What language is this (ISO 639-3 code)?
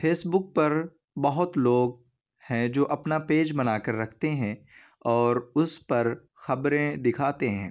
urd